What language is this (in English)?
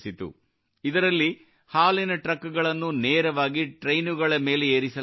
Kannada